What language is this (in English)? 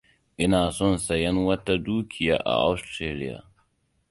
Hausa